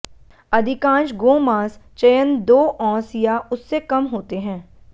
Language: Hindi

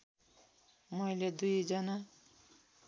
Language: Nepali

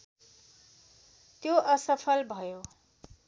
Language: Nepali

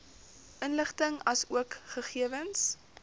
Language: Afrikaans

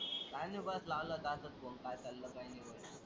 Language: Marathi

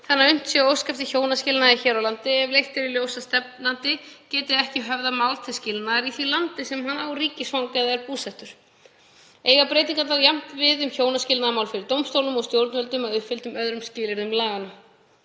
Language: Icelandic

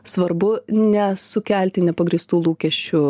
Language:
Lithuanian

